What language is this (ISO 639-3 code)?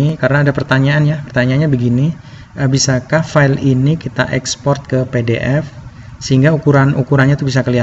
ind